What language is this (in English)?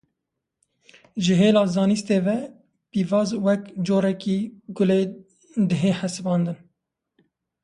Kurdish